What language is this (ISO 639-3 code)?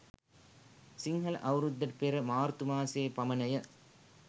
sin